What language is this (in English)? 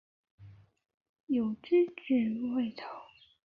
Chinese